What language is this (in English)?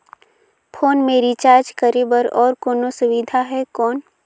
Chhattisgarhi